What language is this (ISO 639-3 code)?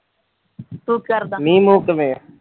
pan